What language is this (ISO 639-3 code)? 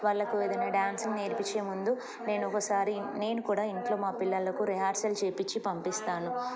tel